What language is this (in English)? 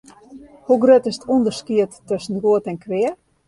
Western Frisian